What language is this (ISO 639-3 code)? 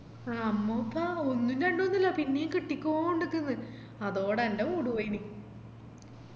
mal